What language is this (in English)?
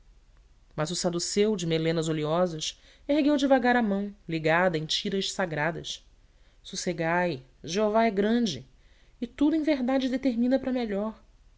Portuguese